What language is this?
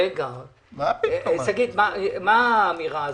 Hebrew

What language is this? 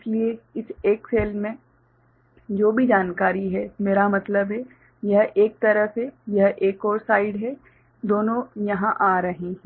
Hindi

